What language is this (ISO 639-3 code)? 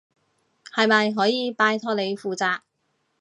yue